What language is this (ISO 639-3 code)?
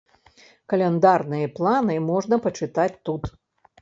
bel